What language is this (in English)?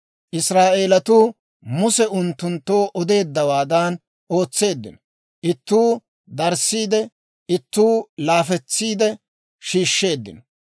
Dawro